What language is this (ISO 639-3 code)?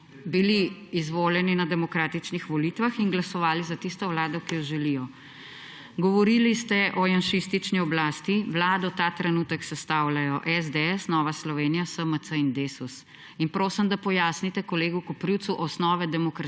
slv